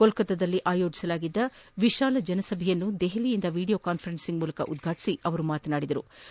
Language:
Kannada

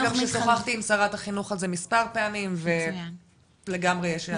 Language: Hebrew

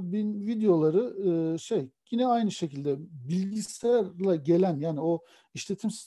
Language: Turkish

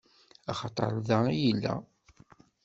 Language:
Kabyle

